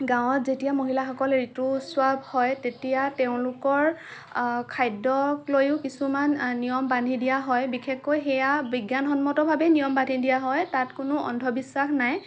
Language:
Assamese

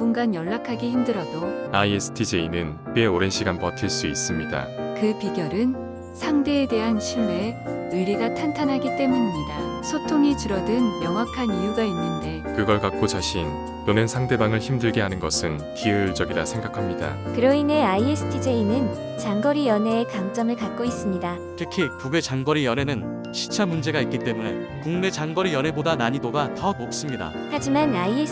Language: Korean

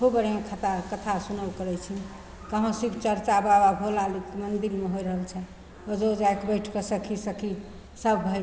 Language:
Maithili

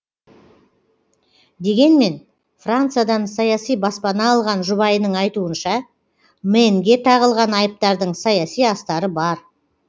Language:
Kazakh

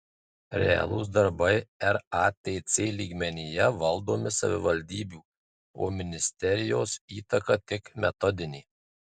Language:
Lithuanian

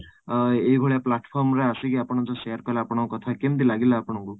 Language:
Odia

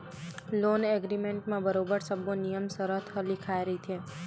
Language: Chhattisgarhi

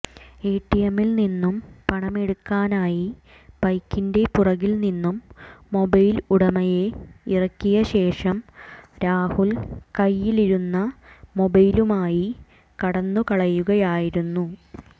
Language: Malayalam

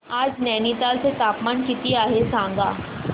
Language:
Marathi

